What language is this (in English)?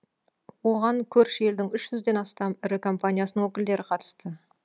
Kazakh